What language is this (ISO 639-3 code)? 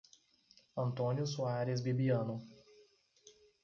por